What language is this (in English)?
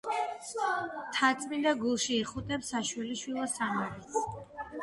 Georgian